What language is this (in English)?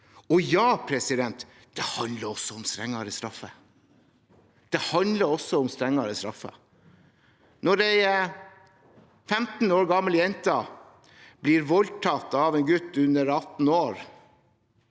Norwegian